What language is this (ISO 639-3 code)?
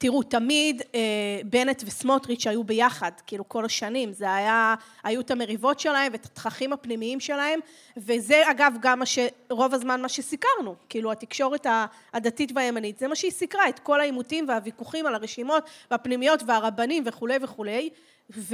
heb